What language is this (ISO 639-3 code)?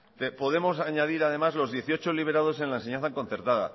spa